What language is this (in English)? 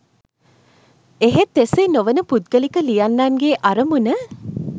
Sinhala